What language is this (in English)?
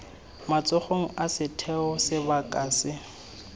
Tswana